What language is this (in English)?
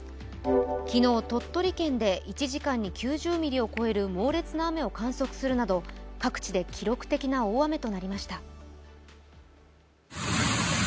Japanese